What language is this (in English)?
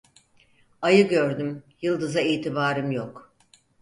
Turkish